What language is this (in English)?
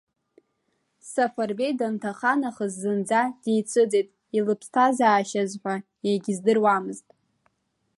Abkhazian